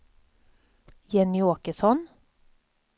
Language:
Swedish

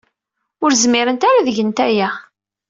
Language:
Kabyle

